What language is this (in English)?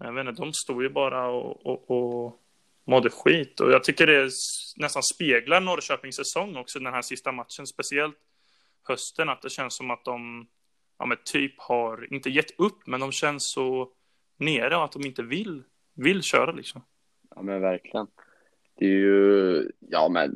Swedish